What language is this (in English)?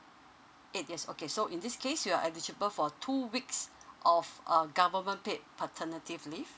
English